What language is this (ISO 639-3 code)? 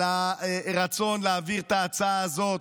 heb